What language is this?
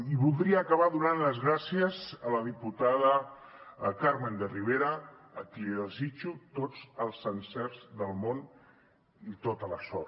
Catalan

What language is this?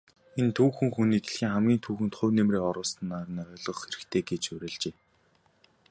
Mongolian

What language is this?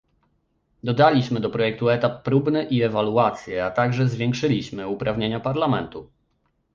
Polish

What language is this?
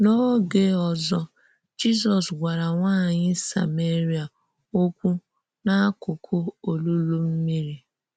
Igbo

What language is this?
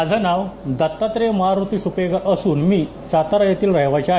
Marathi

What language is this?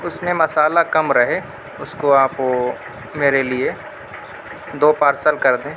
Urdu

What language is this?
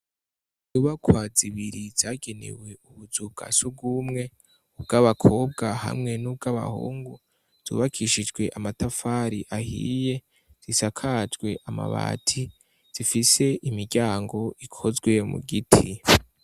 Rundi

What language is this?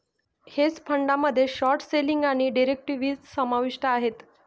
Marathi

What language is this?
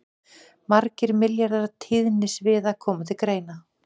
Icelandic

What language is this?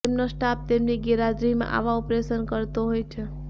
Gujarati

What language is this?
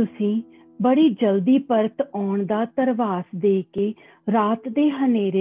Hindi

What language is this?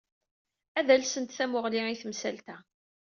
Kabyle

